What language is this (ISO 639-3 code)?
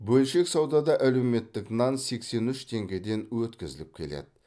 kaz